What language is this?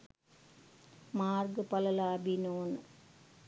Sinhala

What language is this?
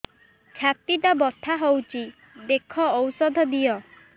Odia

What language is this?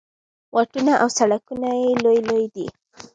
Pashto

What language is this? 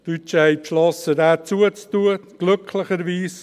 Swiss German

